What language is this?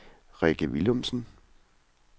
Danish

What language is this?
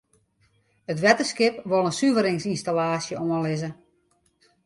Western Frisian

